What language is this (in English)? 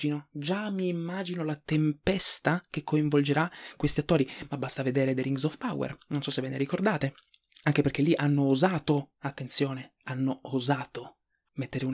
Italian